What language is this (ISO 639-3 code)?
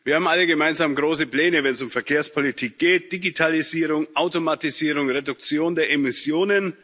deu